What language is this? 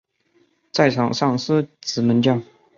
Chinese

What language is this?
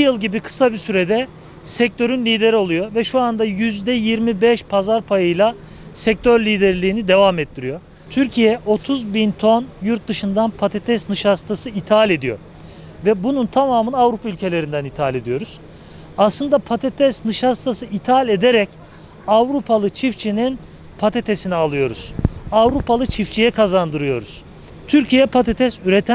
Turkish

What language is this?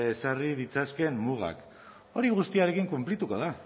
Basque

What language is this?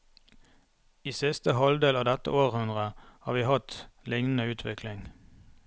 Norwegian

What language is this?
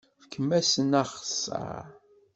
Kabyle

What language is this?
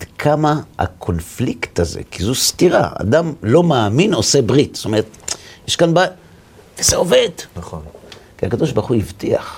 Hebrew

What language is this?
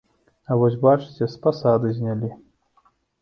Belarusian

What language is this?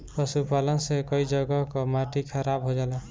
Bhojpuri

